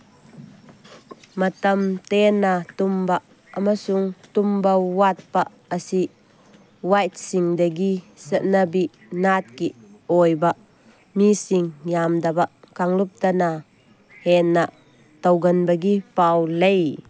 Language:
Manipuri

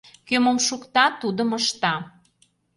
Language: Mari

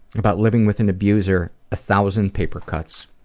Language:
English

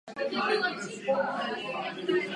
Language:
Czech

